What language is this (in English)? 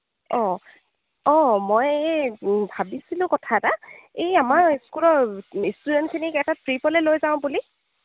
Assamese